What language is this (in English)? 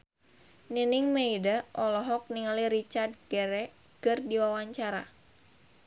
Sundanese